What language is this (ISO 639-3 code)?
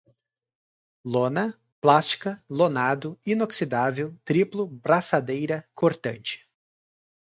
por